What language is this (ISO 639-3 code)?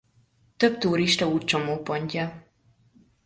hun